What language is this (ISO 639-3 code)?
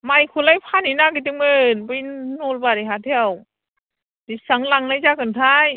brx